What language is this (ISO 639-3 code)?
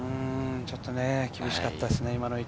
jpn